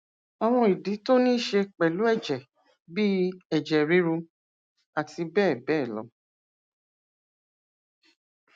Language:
Yoruba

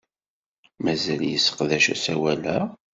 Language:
Kabyle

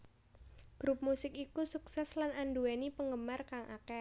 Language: Javanese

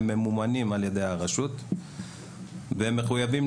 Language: Hebrew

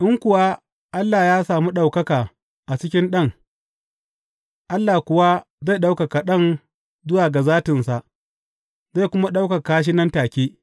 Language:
Hausa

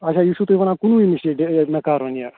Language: Kashmiri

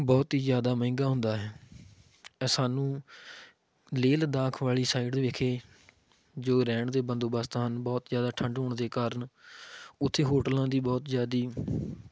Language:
Punjabi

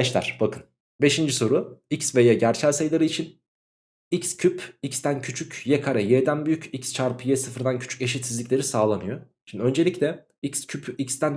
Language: Turkish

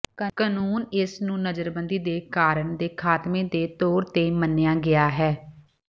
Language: Punjabi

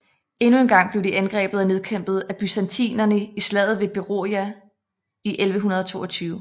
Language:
Danish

